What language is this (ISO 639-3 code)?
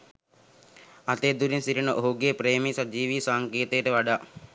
sin